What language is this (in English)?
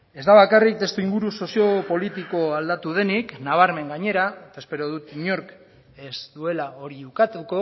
Basque